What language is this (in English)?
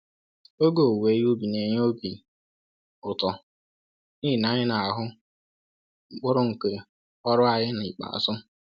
Igbo